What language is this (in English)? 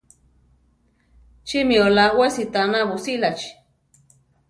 Central Tarahumara